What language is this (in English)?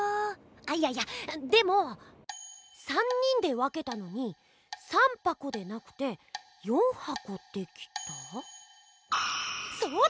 Japanese